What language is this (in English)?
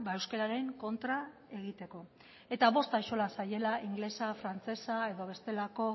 Basque